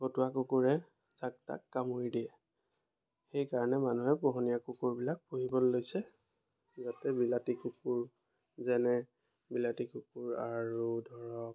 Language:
Assamese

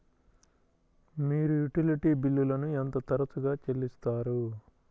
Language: Telugu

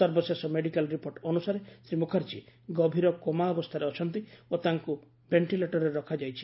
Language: Odia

